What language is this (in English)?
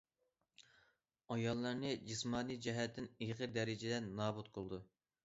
Uyghur